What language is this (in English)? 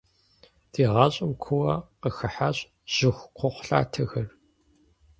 Kabardian